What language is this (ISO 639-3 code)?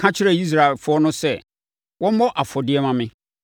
aka